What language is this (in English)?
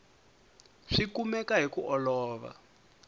Tsonga